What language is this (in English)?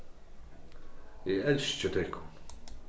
Faroese